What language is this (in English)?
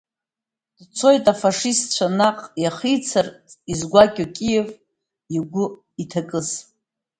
Abkhazian